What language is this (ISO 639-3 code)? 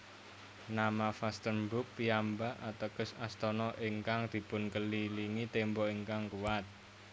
jav